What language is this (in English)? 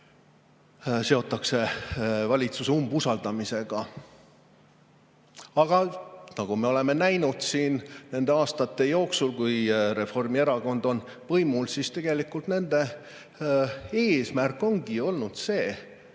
Estonian